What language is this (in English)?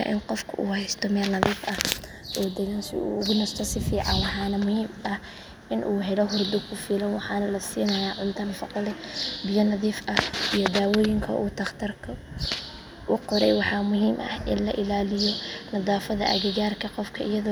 Somali